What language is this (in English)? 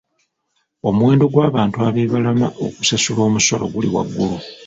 Ganda